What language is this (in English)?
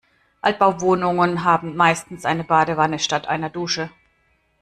German